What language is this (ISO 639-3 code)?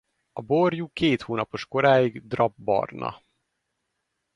hun